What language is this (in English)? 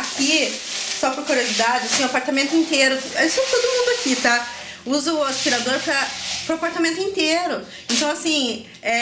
Portuguese